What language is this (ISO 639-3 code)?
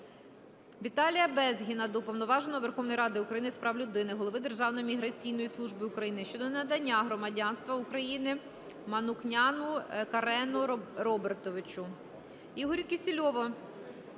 ukr